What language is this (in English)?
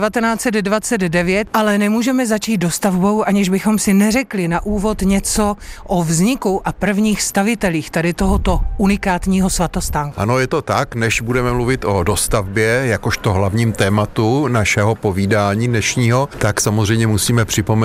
Czech